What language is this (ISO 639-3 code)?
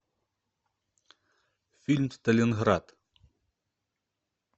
rus